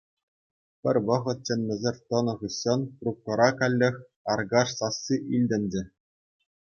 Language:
Chuvash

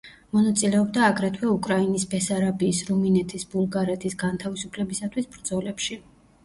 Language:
Georgian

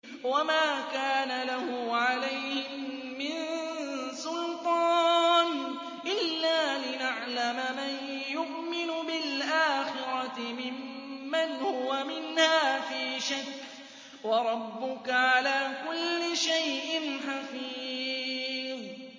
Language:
Arabic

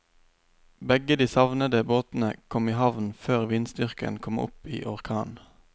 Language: Norwegian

